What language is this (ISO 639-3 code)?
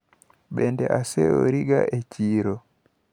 luo